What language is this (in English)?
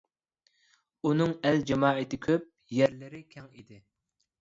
Uyghur